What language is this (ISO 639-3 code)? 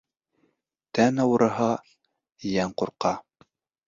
bak